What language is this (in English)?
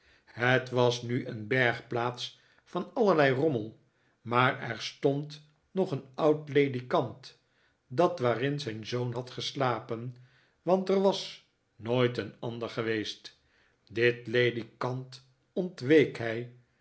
Dutch